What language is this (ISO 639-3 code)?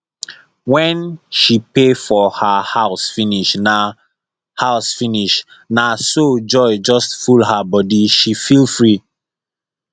pcm